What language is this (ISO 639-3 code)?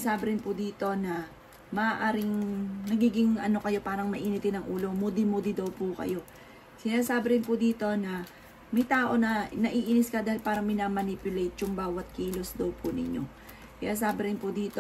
fil